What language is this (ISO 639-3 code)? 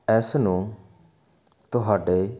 pan